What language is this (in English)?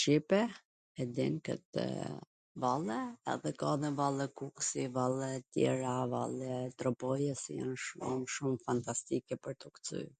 Gheg Albanian